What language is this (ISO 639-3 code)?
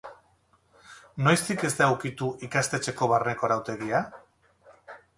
eus